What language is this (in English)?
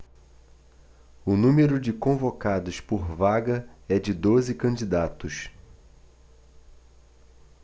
Portuguese